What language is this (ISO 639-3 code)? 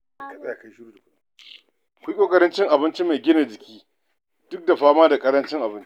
hau